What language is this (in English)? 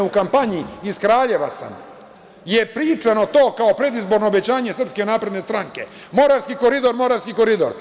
Serbian